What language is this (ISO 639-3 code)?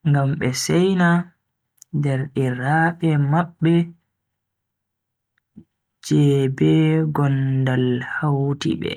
fui